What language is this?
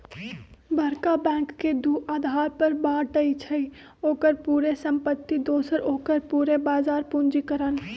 Magahi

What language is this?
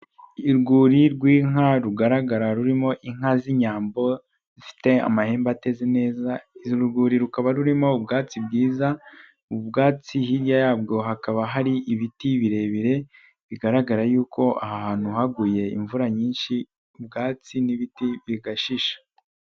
Kinyarwanda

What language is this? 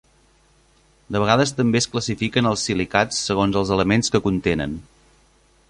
Catalan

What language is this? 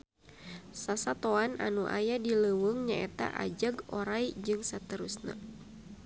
Sundanese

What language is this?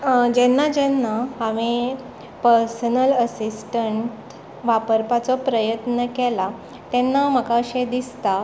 Konkani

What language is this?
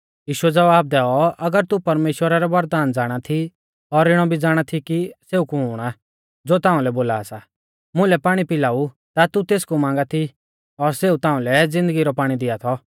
Mahasu Pahari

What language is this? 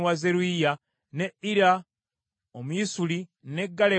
Ganda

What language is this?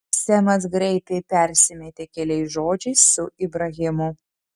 Lithuanian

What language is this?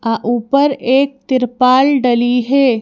Hindi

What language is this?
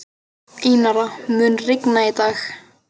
Icelandic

